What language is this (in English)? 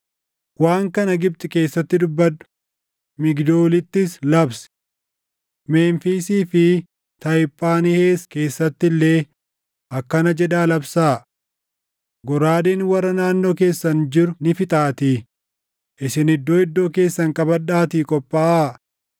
Oromo